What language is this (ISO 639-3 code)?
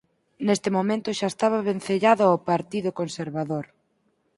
glg